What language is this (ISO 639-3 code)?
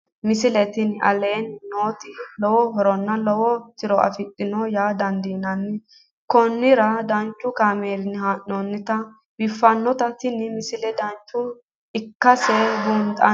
sid